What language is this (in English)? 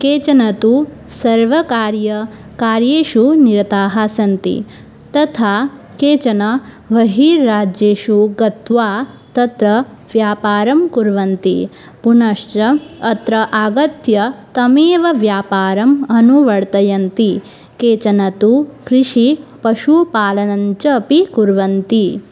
Sanskrit